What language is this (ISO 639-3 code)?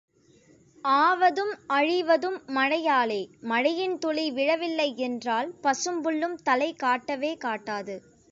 tam